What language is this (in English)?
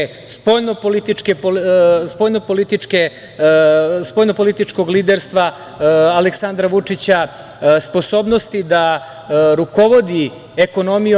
Serbian